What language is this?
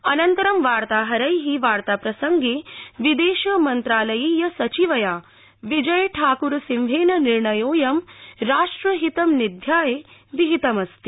Sanskrit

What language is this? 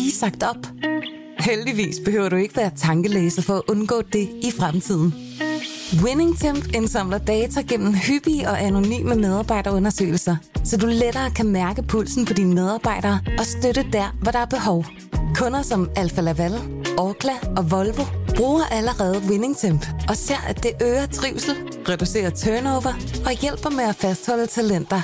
Danish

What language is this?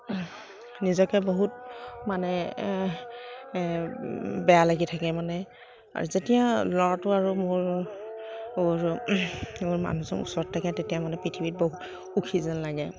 Assamese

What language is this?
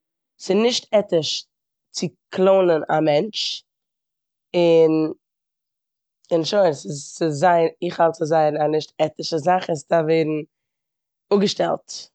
Yiddish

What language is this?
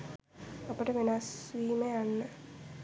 Sinhala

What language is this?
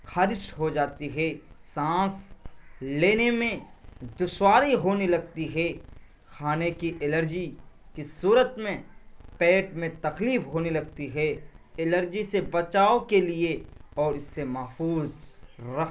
Urdu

